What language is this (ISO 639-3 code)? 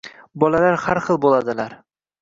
uzb